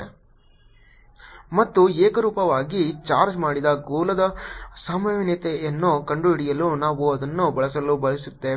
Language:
Kannada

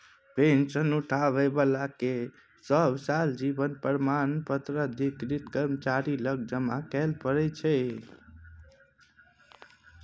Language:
Maithili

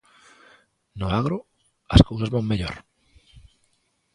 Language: Galician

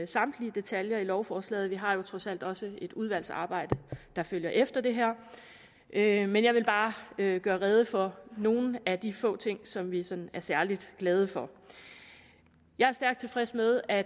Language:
Danish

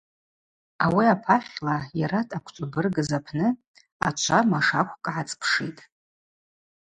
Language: Abaza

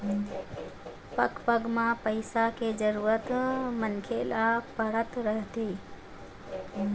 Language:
Chhattisgarhi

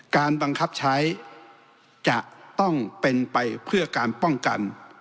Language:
Thai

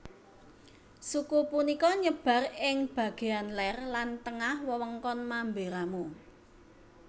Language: Javanese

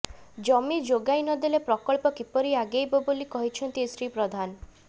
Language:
Odia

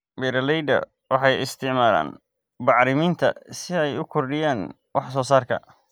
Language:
Somali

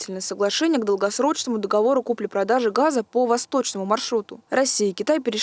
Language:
Russian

